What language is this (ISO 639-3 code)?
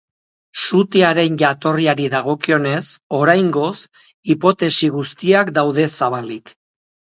eus